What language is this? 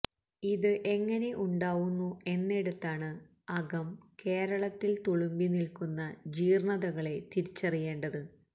Malayalam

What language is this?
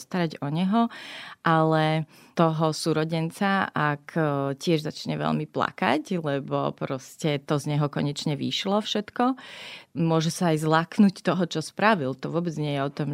Slovak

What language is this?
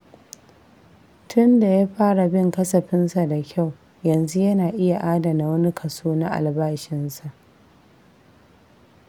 Hausa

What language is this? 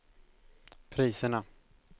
Swedish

